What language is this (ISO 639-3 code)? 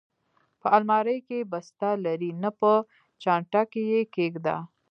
pus